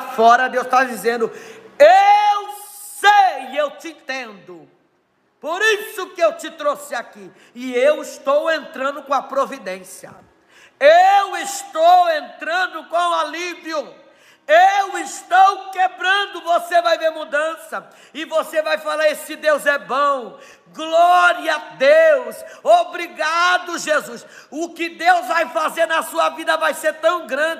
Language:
Portuguese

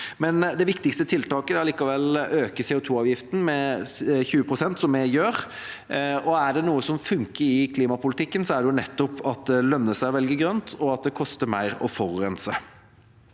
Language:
Norwegian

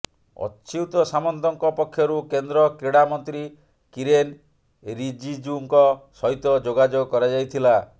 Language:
Odia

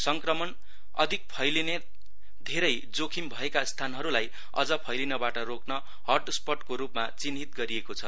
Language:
Nepali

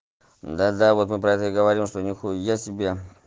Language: Russian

